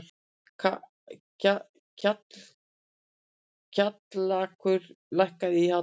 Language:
Icelandic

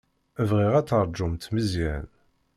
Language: Kabyle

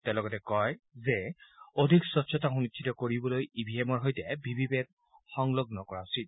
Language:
Assamese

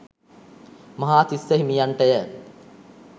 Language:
Sinhala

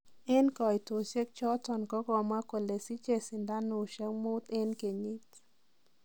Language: Kalenjin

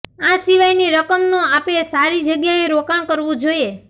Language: Gujarati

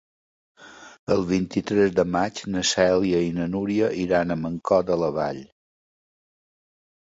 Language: Catalan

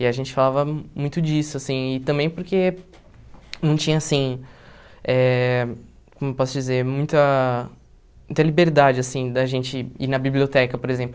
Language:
Portuguese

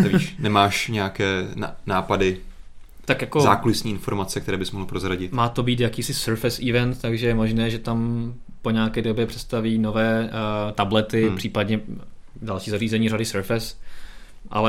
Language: Czech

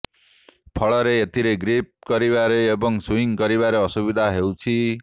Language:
Odia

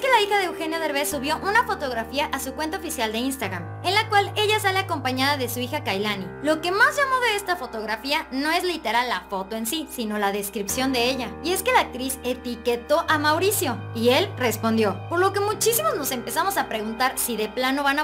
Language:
Spanish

